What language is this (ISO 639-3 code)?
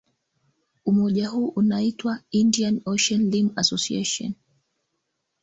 swa